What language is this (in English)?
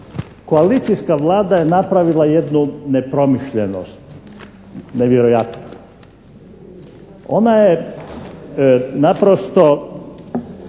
Croatian